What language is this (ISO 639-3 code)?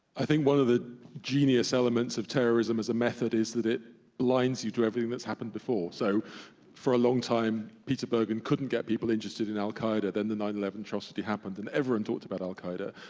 eng